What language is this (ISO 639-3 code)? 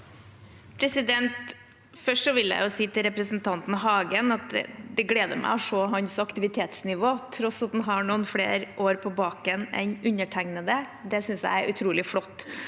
nor